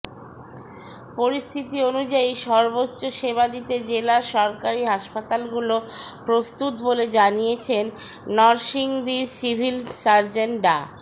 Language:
Bangla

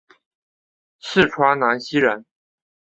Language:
Chinese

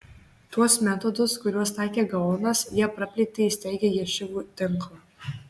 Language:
Lithuanian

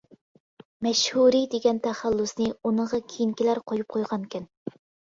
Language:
Uyghur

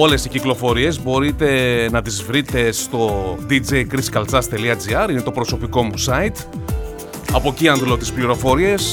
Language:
Greek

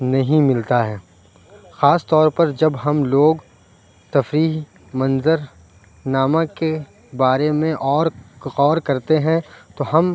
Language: Urdu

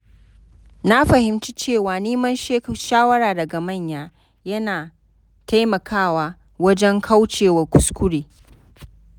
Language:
Hausa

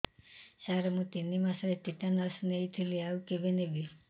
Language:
Odia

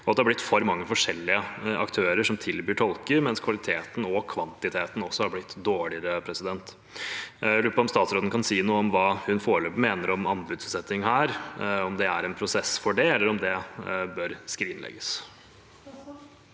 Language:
Norwegian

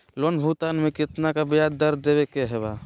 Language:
Magahi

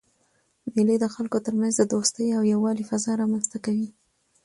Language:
Pashto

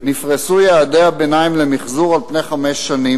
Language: Hebrew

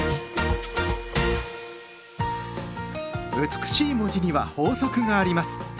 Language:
Japanese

